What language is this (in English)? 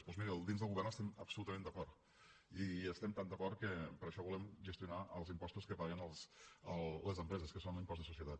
Catalan